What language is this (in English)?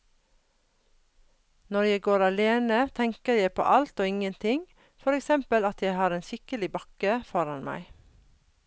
Norwegian